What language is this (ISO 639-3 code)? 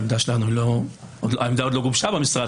heb